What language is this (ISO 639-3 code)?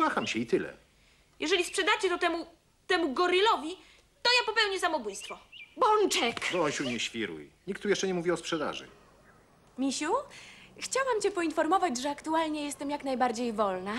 pol